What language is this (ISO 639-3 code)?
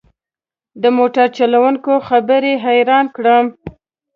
pus